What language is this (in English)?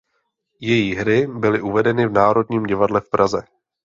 Czech